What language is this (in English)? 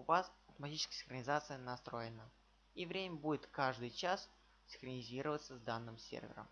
Russian